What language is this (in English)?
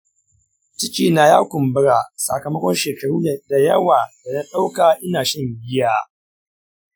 Hausa